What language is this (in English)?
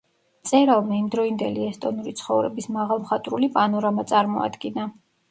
Georgian